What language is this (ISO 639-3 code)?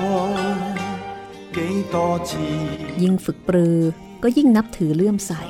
tha